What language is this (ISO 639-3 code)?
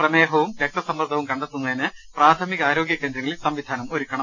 mal